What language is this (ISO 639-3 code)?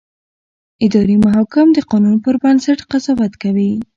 pus